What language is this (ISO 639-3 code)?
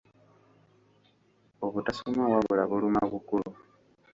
lug